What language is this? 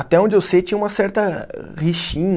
Portuguese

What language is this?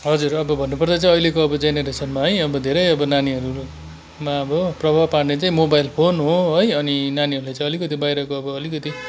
Nepali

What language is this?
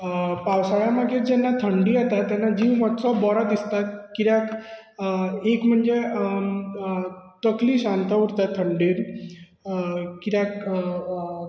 Konkani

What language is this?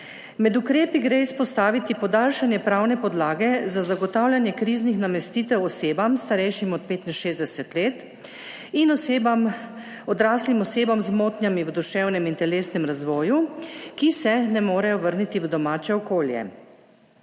Slovenian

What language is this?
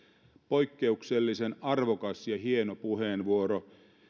Finnish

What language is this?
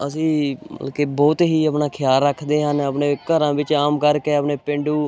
Punjabi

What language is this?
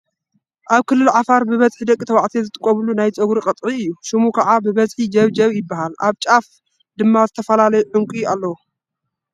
Tigrinya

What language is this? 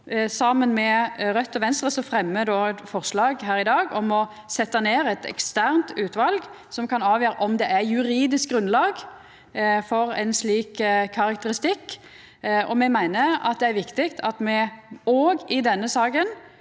Norwegian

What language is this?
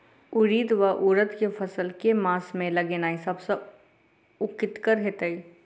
Maithili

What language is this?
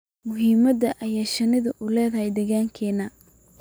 Somali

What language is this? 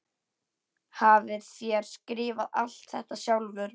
Icelandic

